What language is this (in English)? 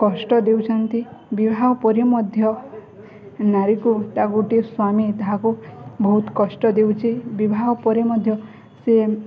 Odia